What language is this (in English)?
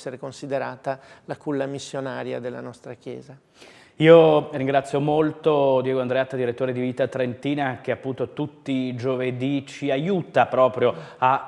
Italian